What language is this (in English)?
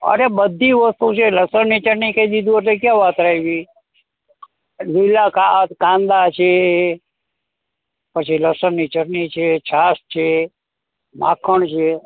Gujarati